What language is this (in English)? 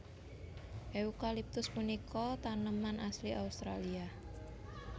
Javanese